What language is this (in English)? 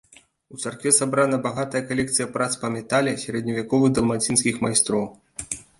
Belarusian